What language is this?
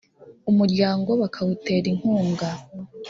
Kinyarwanda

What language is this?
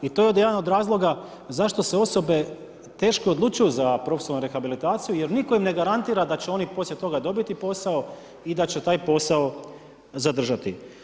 Croatian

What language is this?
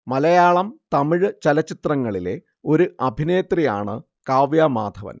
Malayalam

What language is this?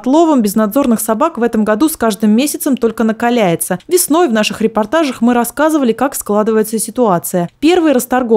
Russian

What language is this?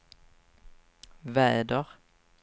Swedish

